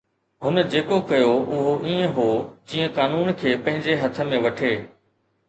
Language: Sindhi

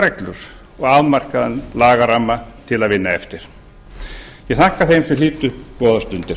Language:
Icelandic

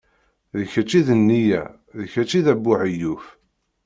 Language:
Kabyle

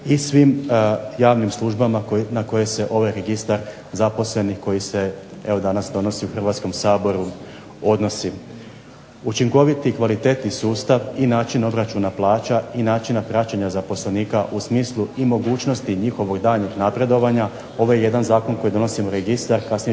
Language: Croatian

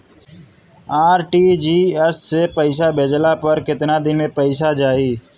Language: Bhojpuri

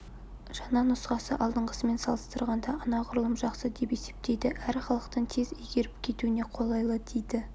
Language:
Kazakh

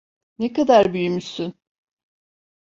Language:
Turkish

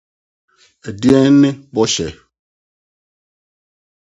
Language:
Akan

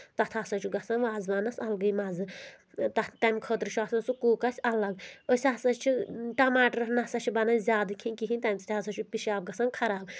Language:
Kashmiri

